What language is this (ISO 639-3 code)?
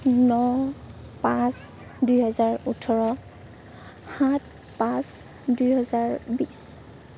asm